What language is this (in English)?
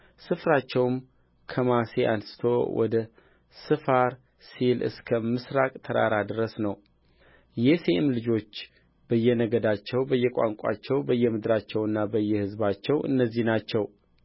Amharic